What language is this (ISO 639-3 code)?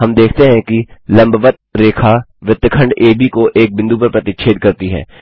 hin